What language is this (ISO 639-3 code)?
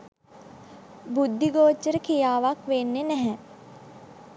sin